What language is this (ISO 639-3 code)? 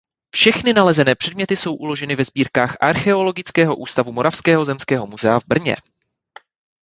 ces